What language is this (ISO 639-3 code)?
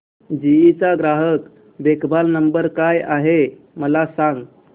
mar